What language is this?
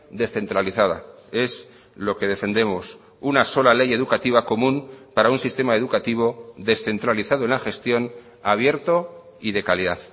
Spanish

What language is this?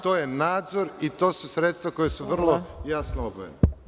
Serbian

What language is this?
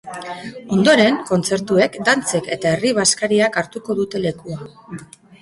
Basque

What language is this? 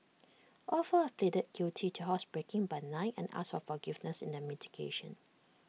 English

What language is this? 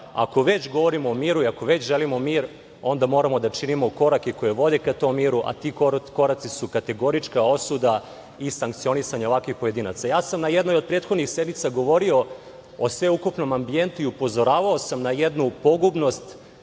Serbian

